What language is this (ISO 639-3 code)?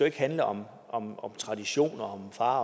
dan